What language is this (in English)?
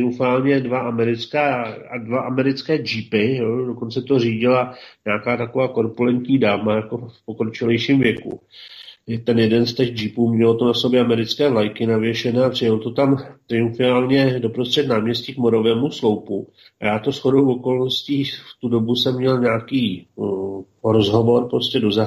Czech